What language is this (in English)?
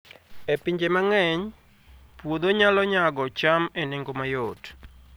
Luo (Kenya and Tanzania)